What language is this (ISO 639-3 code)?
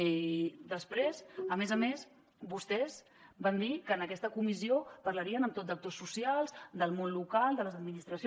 cat